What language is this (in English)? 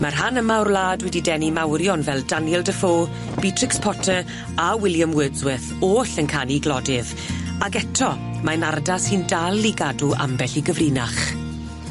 Welsh